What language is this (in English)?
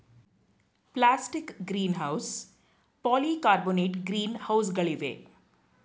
Kannada